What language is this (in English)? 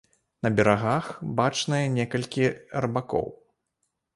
Belarusian